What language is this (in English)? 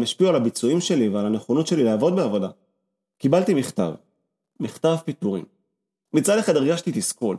Hebrew